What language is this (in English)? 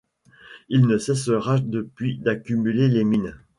French